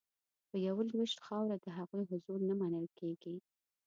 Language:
Pashto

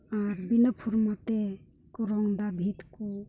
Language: Santali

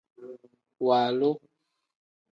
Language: Tem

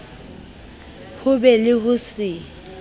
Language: Southern Sotho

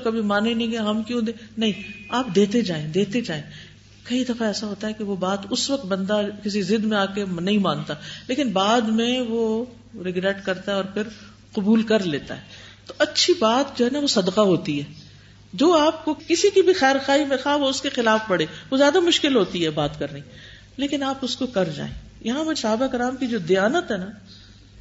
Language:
Urdu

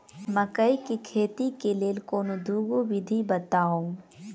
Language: Maithili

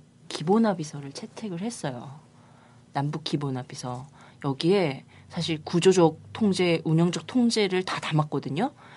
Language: Korean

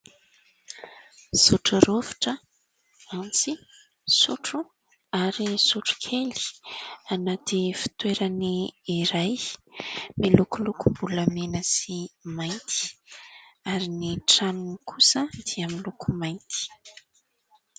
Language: Malagasy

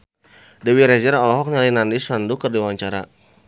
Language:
Sundanese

